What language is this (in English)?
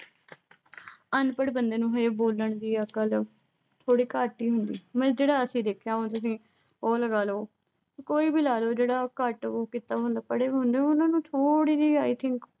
Punjabi